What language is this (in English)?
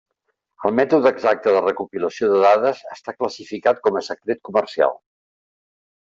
Catalan